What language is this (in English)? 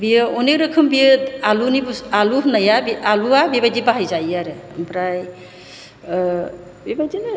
Bodo